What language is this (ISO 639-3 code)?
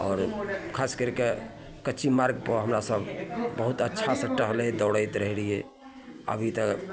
mai